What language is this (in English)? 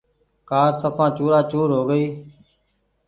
Goaria